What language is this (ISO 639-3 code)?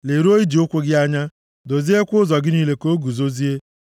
ibo